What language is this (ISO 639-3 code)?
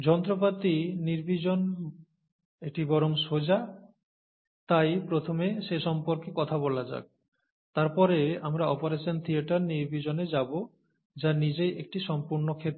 ben